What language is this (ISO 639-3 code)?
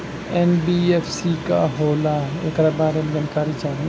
bho